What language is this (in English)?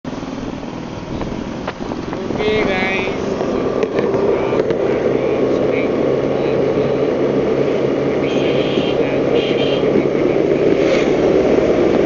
Marathi